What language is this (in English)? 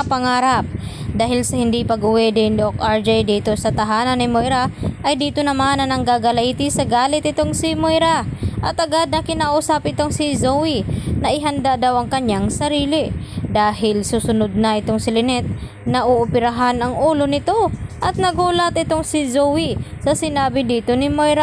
Filipino